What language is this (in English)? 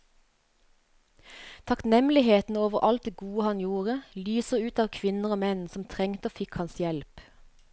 Norwegian